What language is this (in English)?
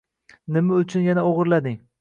Uzbek